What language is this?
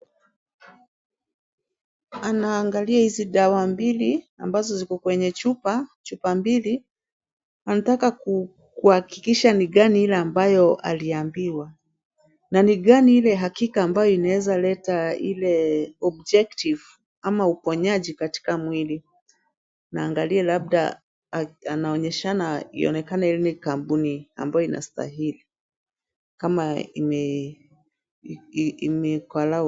Swahili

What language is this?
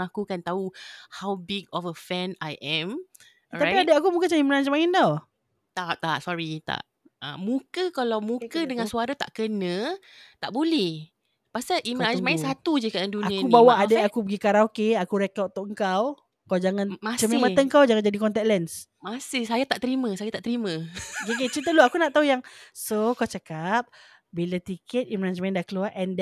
Malay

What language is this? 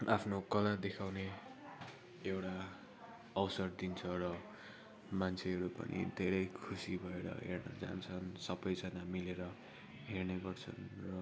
Nepali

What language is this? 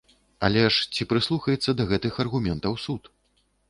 Belarusian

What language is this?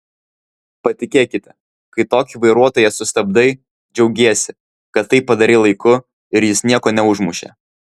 Lithuanian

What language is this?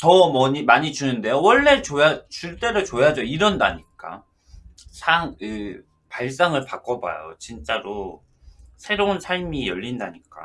Korean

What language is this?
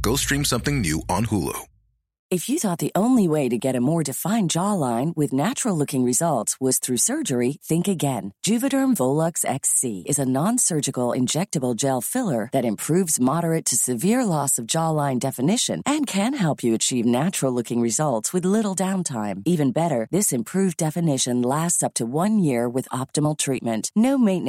Filipino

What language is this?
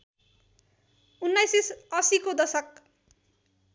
Nepali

